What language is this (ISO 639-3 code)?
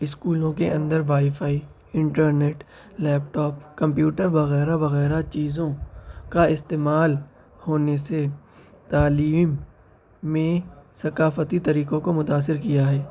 urd